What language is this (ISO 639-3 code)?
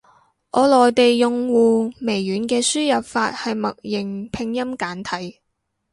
yue